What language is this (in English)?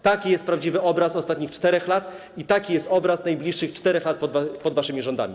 Polish